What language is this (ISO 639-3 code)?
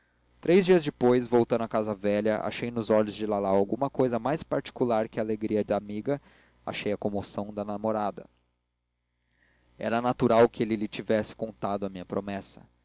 por